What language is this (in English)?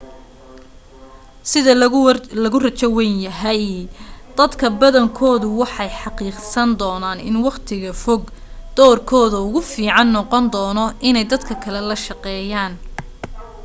Somali